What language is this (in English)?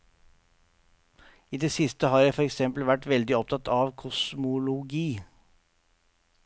Norwegian